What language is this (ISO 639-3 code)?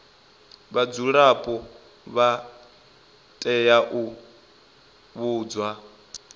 ven